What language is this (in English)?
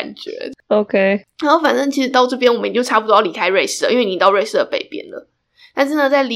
Chinese